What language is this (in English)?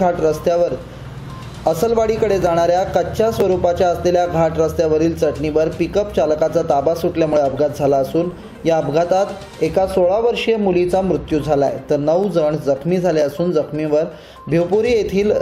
Arabic